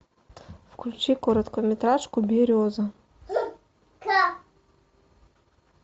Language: Russian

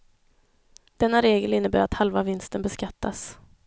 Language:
Swedish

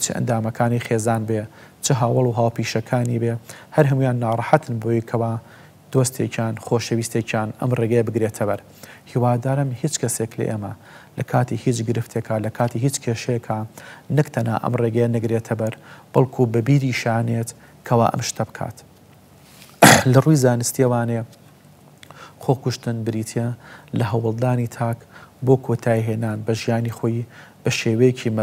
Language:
Dutch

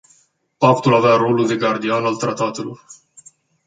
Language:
Romanian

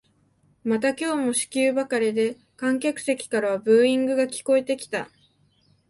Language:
Japanese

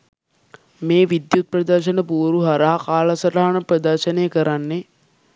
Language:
Sinhala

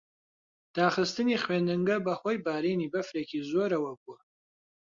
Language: Central Kurdish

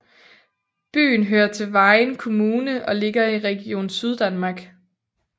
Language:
Danish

